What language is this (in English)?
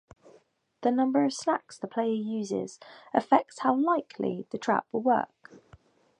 English